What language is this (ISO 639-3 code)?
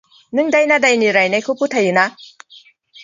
brx